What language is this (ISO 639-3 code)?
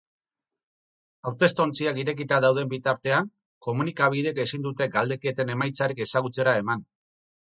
eus